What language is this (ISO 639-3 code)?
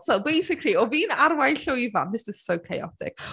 cym